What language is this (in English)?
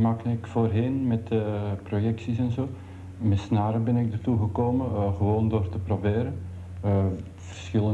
Dutch